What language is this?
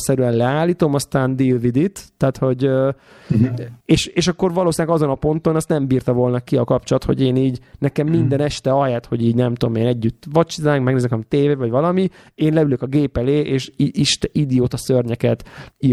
Hungarian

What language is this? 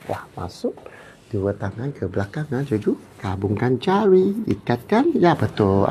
Malay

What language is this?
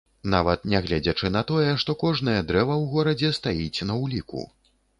Belarusian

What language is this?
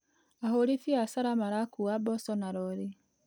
Kikuyu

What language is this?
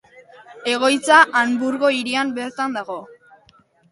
Basque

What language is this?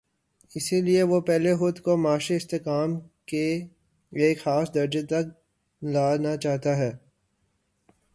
Urdu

